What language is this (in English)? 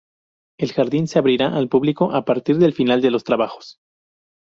Spanish